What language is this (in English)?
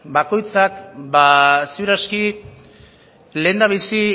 Basque